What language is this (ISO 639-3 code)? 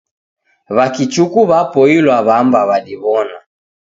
dav